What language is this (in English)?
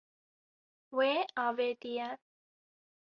Kurdish